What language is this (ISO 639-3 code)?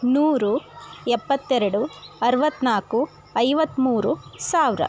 kan